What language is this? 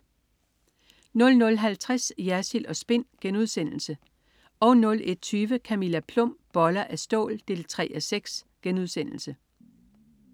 Danish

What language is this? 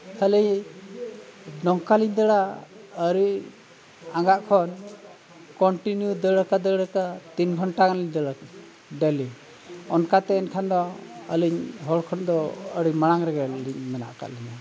Santali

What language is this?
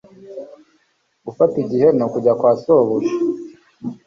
Kinyarwanda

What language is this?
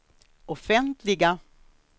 Swedish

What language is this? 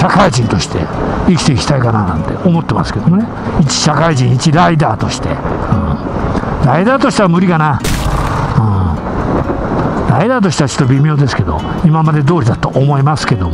Japanese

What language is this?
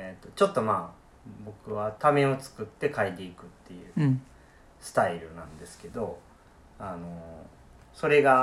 Japanese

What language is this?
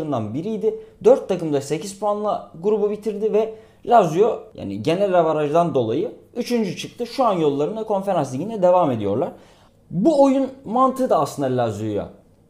Turkish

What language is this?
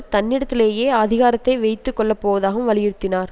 Tamil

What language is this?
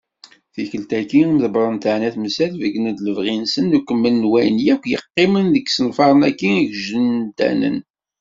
Kabyle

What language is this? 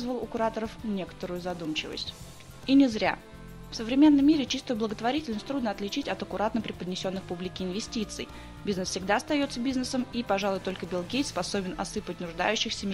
Russian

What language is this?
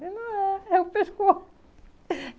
Portuguese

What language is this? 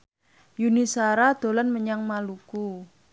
Javanese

